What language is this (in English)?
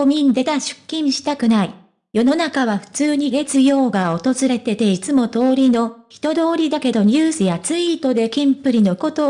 Japanese